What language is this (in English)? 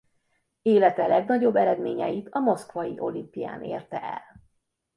Hungarian